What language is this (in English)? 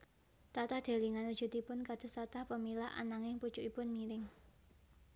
Javanese